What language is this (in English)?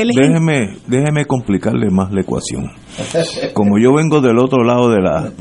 Spanish